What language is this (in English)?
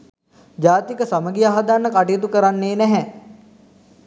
Sinhala